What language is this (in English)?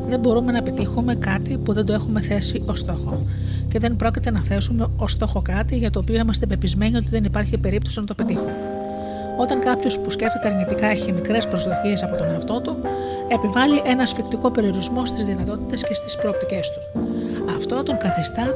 Greek